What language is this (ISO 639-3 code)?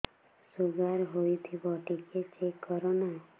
ori